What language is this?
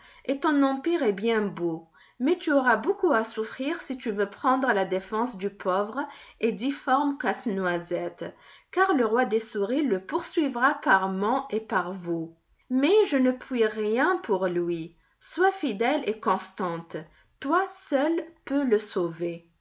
French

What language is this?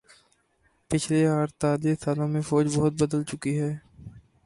Urdu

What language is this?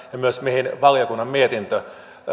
Finnish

